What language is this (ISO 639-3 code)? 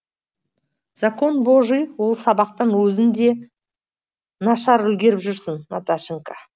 kaz